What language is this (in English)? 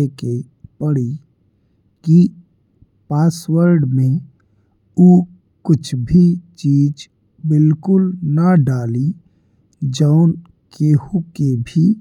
Bhojpuri